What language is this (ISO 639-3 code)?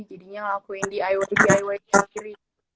ind